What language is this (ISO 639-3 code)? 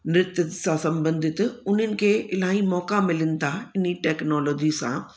snd